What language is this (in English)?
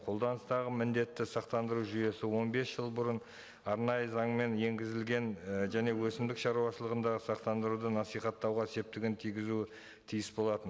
Kazakh